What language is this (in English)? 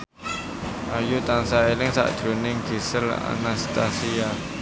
Javanese